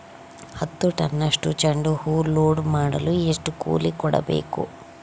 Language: Kannada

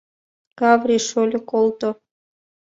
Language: Mari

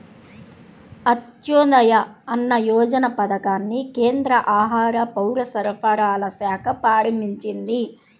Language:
Telugu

